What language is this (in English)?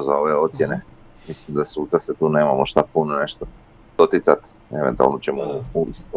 Croatian